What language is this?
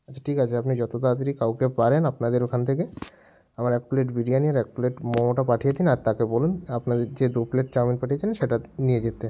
Bangla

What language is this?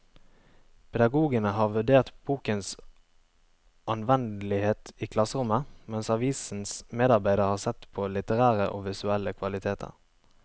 Norwegian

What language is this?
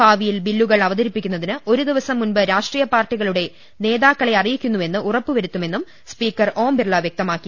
Malayalam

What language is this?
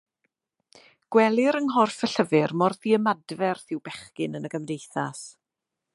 Welsh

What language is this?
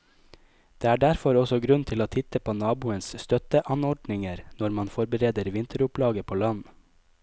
Norwegian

